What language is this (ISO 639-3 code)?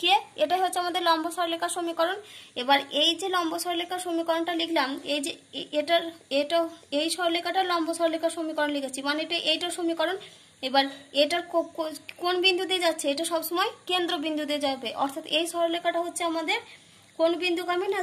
ron